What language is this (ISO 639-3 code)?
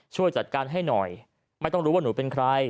tha